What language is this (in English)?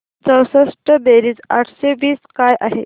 Marathi